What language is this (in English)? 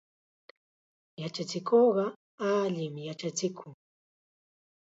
Chiquián Ancash Quechua